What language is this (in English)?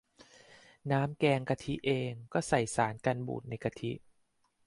Thai